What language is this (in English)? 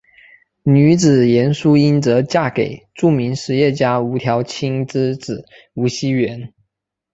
Chinese